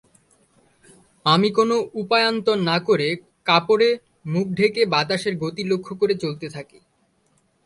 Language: Bangla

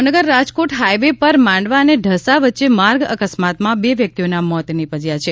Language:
Gujarati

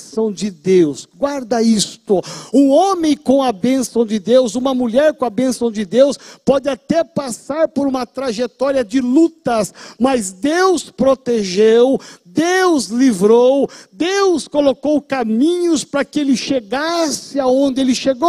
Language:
Portuguese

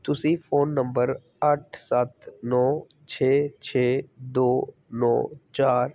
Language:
Punjabi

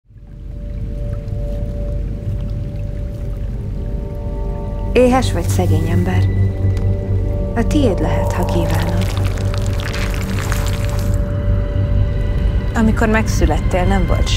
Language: Hungarian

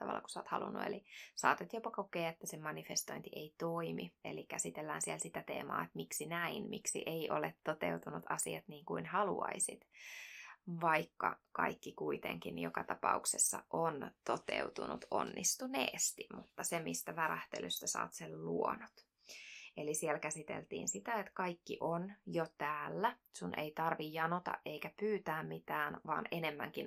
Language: Finnish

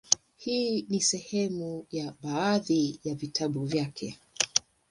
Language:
Swahili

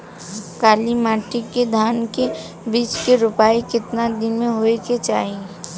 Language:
Bhojpuri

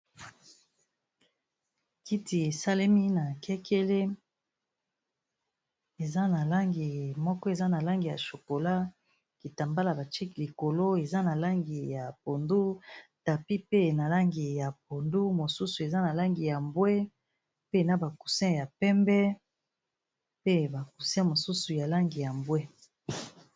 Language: Lingala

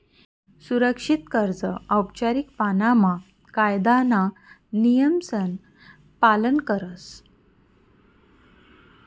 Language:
Marathi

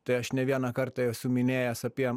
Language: Lithuanian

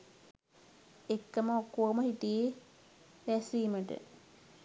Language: Sinhala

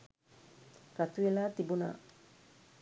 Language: Sinhala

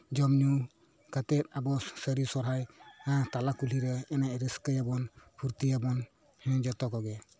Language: Santali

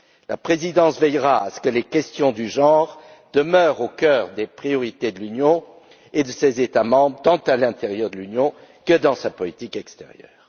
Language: French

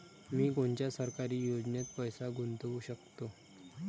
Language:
Marathi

